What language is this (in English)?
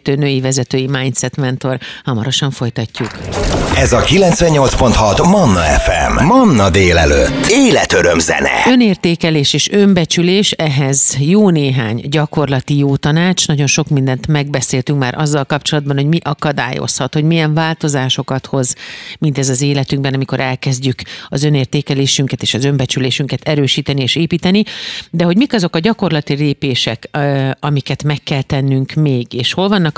Hungarian